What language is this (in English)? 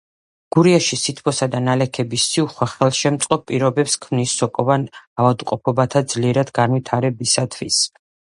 Georgian